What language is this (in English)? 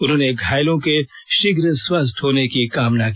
Hindi